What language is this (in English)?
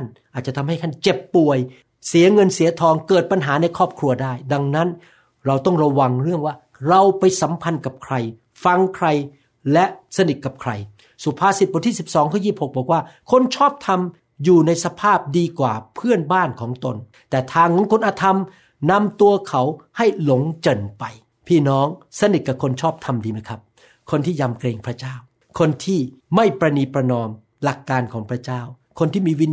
Thai